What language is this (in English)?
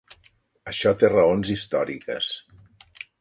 Catalan